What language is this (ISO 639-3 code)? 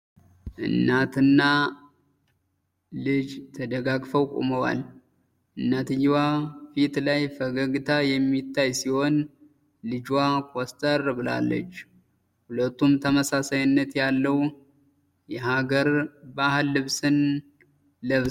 amh